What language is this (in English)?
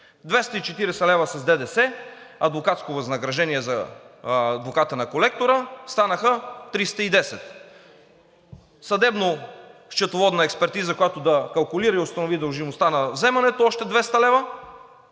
Bulgarian